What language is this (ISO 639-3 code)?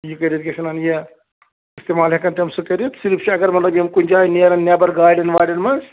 kas